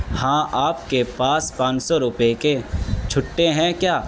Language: Urdu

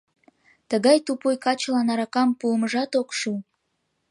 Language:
Mari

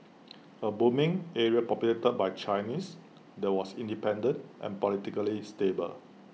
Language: English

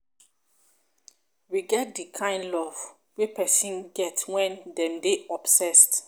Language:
Nigerian Pidgin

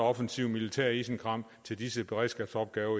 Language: Danish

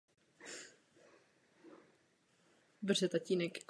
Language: Czech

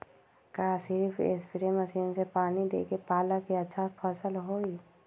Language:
Magahi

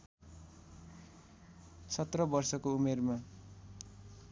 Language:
Nepali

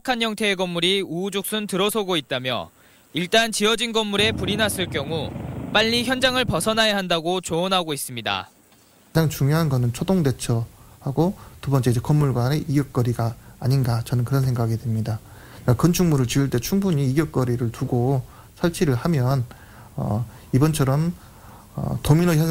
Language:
Korean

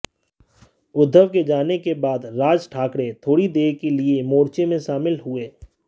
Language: Hindi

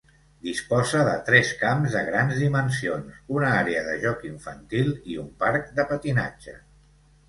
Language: Catalan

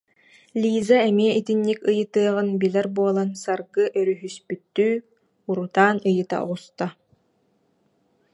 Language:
Yakut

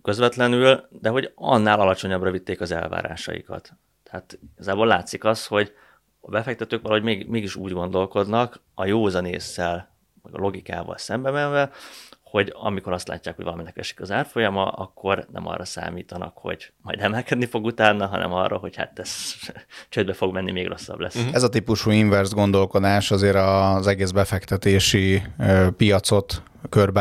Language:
Hungarian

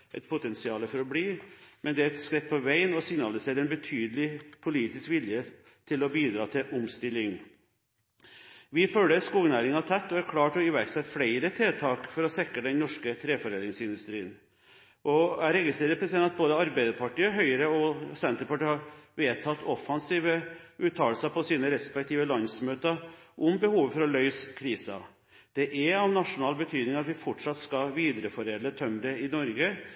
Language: Norwegian Bokmål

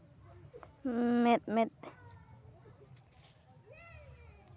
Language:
Santali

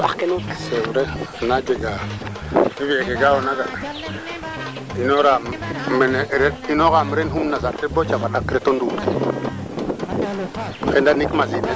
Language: Serer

